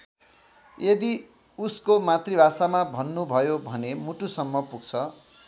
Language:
Nepali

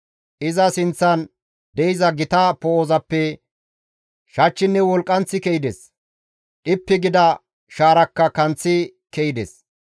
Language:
Gamo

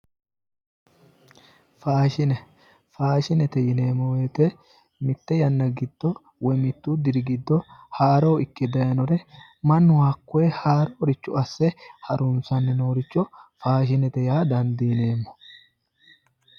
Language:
Sidamo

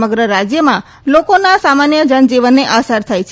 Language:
Gujarati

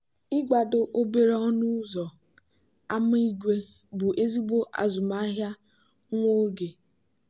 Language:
Igbo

